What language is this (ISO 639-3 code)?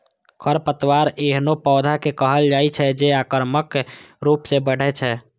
mai